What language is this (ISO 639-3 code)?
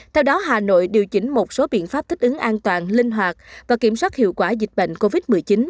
vie